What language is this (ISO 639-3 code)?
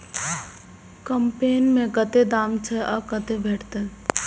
mai